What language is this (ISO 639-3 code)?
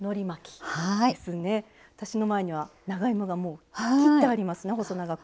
jpn